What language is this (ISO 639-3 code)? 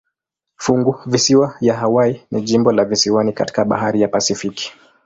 swa